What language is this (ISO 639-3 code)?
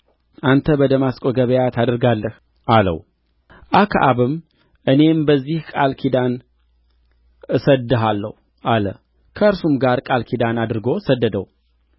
amh